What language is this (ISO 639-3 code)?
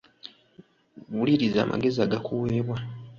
lug